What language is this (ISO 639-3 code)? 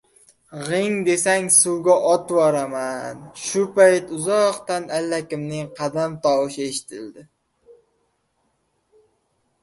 uzb